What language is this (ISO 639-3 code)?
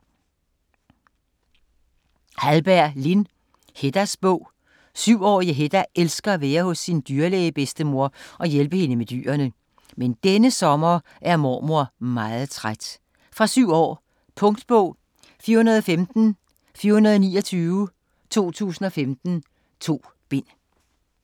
dan